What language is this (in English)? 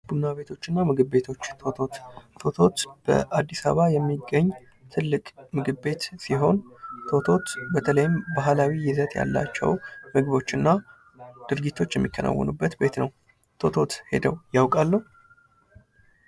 Amharic